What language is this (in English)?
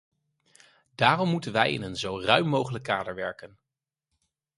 Dutch